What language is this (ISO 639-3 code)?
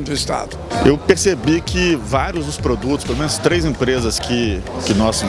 por